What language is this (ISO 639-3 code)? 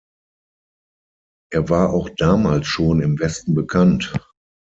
deu